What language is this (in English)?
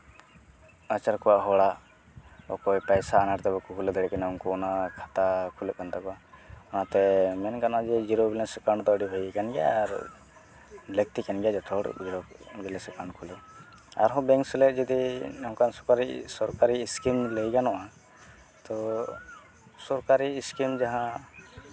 Santali